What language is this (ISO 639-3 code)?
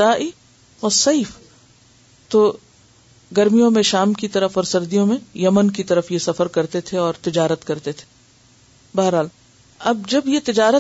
urd